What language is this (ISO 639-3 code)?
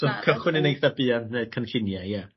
cym